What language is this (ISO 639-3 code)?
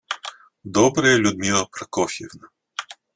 rus